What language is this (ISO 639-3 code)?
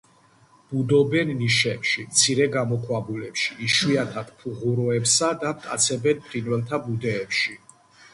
kat